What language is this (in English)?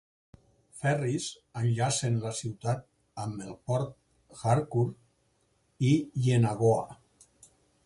Catalan